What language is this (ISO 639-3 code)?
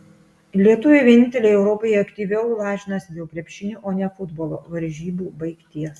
lit